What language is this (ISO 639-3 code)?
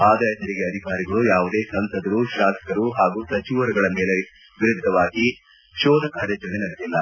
kan